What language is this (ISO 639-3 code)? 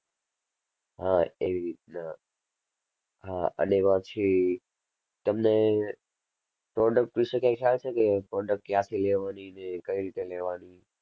guj